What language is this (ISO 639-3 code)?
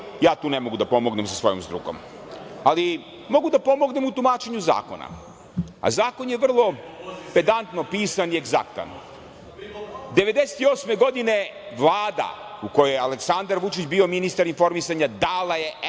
srp